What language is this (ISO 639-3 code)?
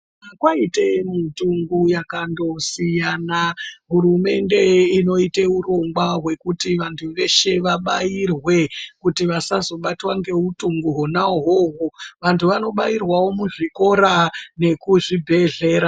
ndc